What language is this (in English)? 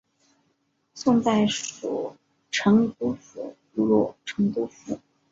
Chinese